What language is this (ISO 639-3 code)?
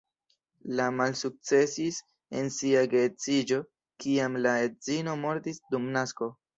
epo